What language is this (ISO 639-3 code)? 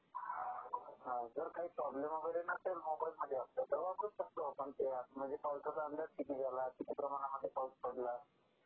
mar